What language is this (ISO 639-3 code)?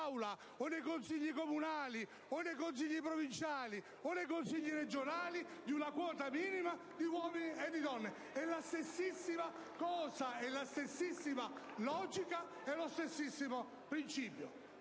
ita